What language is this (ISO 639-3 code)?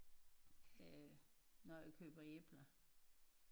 dan